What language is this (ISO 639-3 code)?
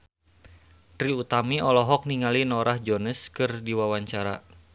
sun